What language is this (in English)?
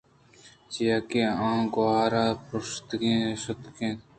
Eastern Balochi